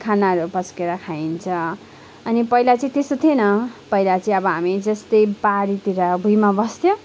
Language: Nepali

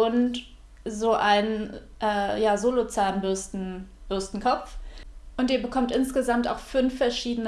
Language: German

